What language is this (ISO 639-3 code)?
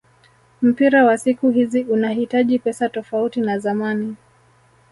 swa